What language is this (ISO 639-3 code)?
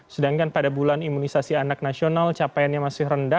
ind